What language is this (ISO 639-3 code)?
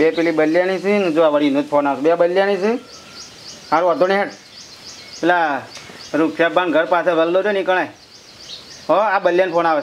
guj